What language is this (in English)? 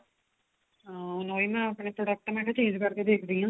Punjabi